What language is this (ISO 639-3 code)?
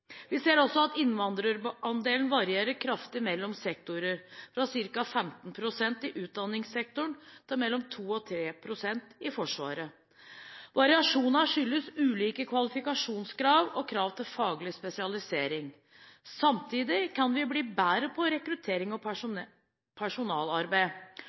nob